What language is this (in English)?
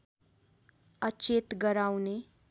Nepali